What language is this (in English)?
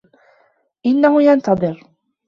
Arabic